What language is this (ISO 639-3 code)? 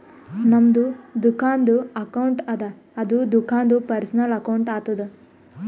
kan